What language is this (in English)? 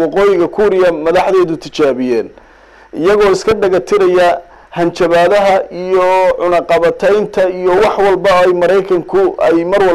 Arabic